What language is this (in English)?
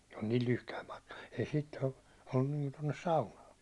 Finnish